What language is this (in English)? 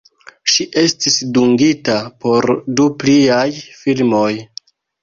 Esperanto